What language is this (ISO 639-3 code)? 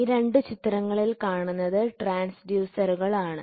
mal